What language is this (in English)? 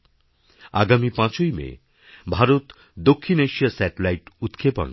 Bangla